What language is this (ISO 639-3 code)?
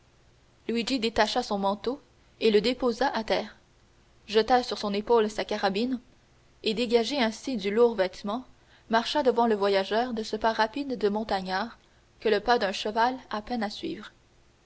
fra